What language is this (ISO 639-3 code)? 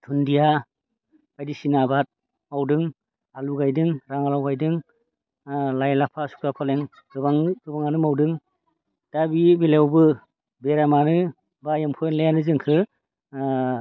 brx